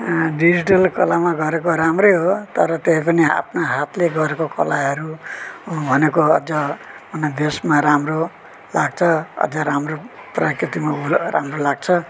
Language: Nepali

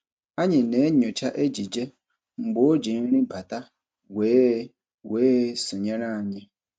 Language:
Igbo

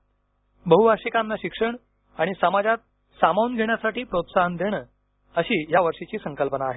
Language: Marathi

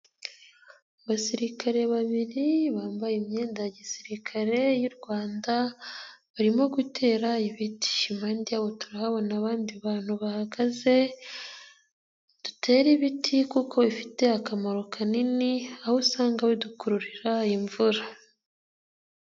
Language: Kinyarwanda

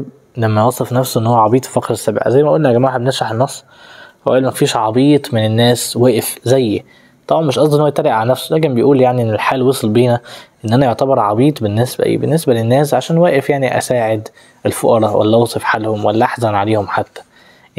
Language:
Arabic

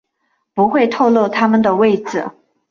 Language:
Chinese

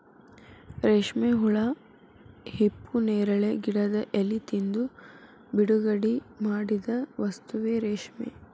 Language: Kannada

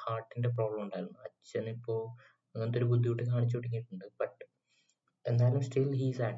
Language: Malayalam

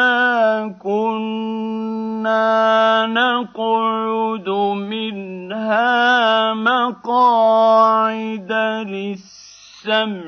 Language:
Arabic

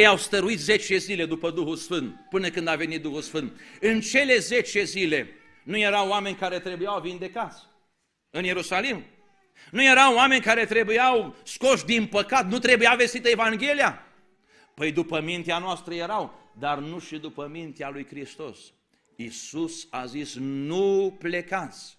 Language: Romanian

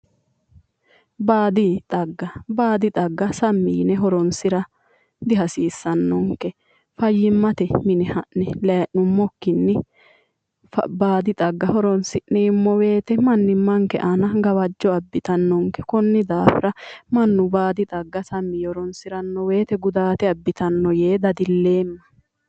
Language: Sidamo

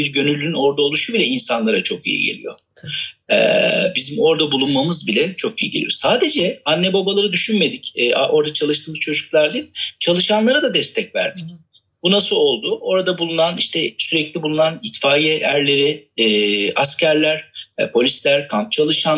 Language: Turkish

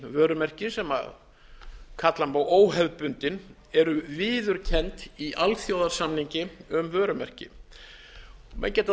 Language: Icelandic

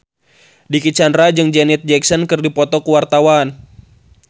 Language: Sundanese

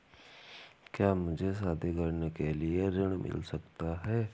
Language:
Hindi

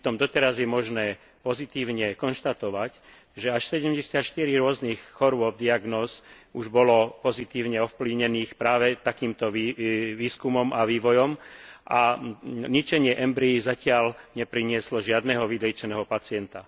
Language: Slovak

